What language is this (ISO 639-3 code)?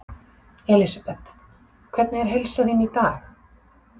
isl